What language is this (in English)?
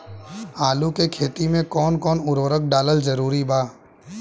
Bhojpuri